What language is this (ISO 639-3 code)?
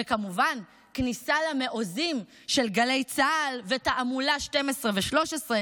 heb